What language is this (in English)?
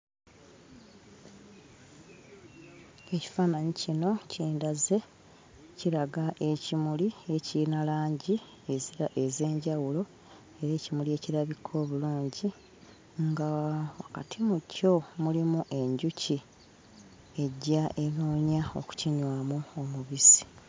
Ganda